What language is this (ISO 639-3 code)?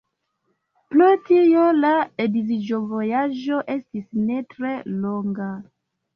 epo